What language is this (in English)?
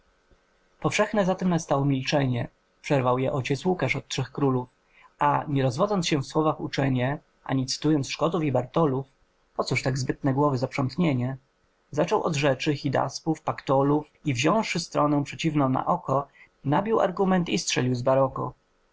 Polish